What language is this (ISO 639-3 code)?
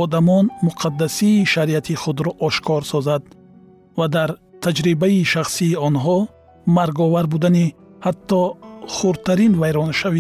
fas